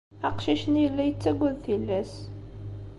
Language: Kabyle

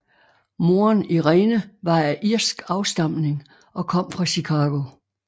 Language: Danish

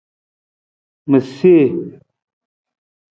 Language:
Nawdm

